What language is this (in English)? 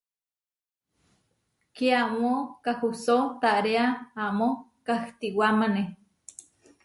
Huarijio